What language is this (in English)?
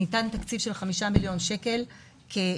Hebrew